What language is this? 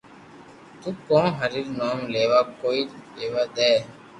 Loarki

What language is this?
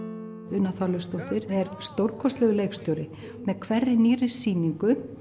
Icelandic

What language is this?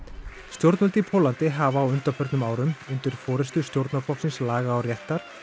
Icelandic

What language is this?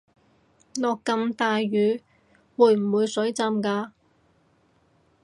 Cantonese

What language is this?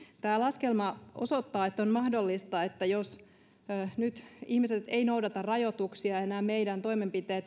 Finnish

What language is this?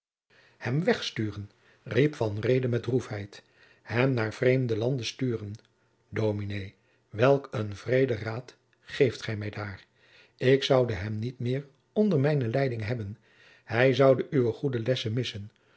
Dutch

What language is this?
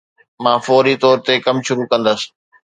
Sindhi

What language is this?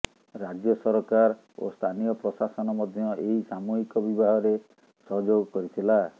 Odia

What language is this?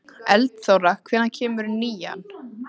Icelandic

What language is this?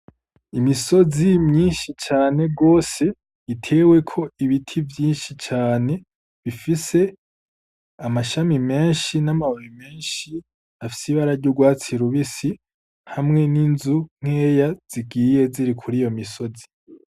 Rundi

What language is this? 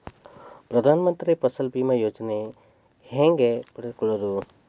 Kannada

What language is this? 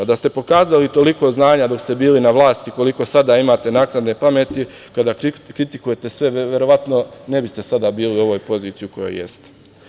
Serbian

